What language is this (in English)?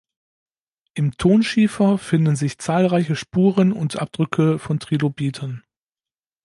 German